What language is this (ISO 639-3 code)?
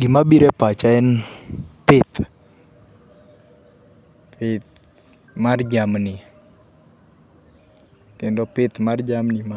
luo